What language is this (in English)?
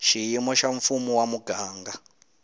Tsonga